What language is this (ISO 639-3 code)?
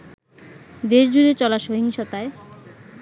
ben